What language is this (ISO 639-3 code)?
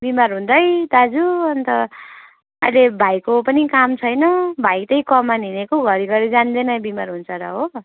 nep